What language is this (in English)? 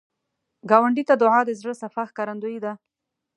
Pashto